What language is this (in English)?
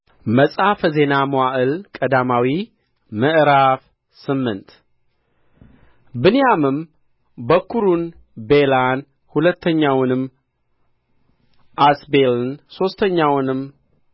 Amharic